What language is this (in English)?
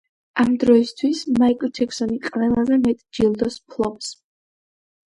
Georgian